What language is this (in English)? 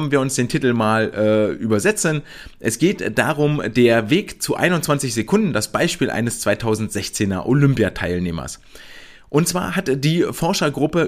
German